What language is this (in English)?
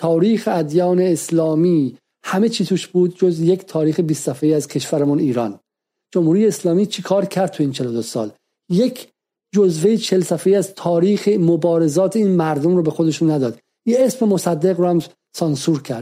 Persian